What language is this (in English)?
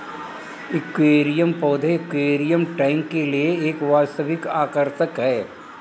Hindi